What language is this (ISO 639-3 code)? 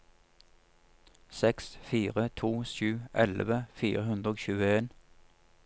nor